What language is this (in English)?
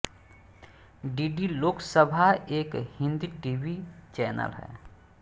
Hindi